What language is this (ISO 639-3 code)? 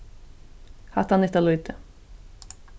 fao